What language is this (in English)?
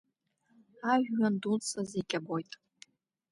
Abkhazian